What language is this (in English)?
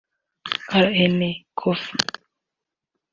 Kinyarwanda